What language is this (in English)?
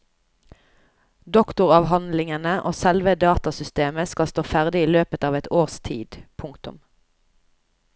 Norwegian